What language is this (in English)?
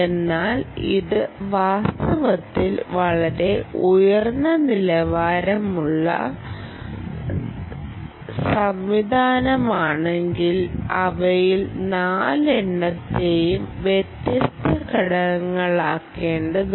Malayalam